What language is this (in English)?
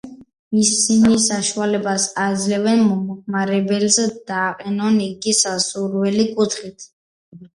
Georgian